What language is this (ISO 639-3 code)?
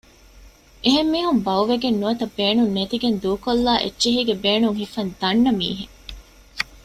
div